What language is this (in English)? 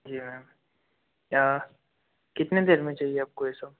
Hindi